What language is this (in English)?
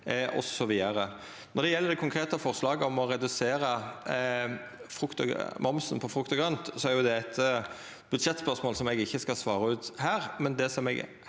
Norwegian